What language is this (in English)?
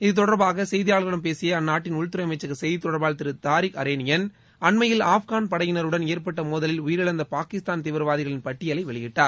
Tamil